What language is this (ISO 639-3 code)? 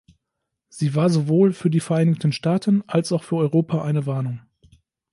deu